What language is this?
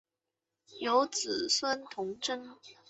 Chinese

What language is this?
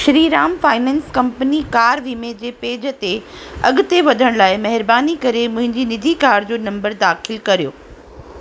Sindhi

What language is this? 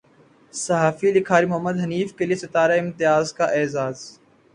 Urdu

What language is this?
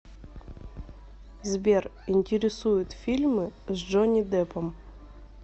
Russian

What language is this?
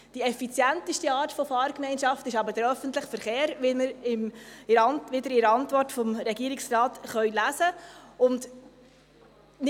Swiss German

